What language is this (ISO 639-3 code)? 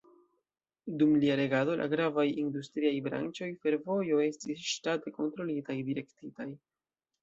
epo